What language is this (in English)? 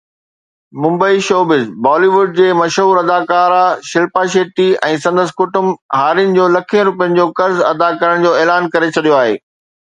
Sindhi